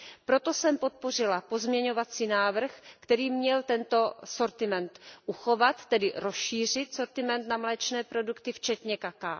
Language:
Czech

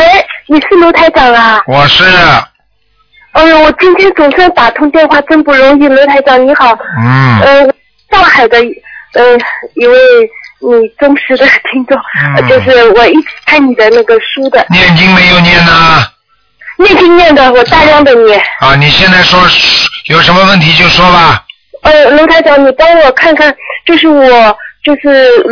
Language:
Chinese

